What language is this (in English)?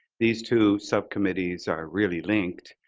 English